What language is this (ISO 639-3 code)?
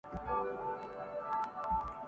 urd